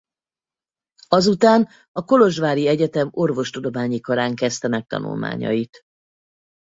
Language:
Hungarian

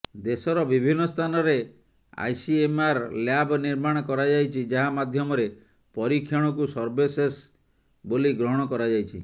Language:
Odia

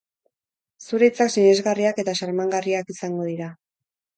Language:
Basque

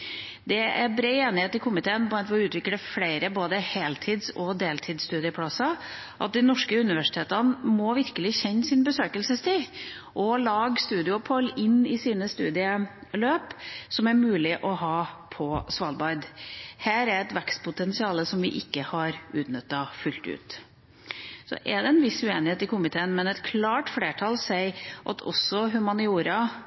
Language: Norwegian Bokmål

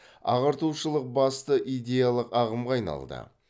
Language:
Kazakh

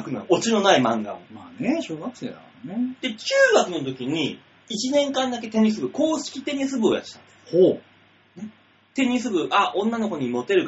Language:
Japanese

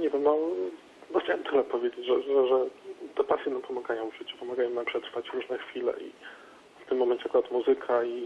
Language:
Polish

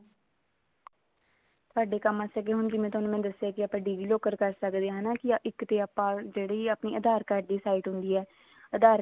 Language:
Punjabi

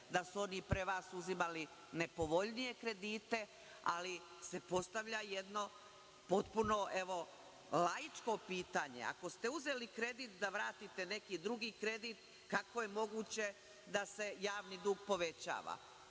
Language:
Serbian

